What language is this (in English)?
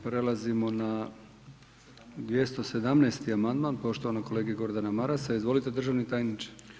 Croatian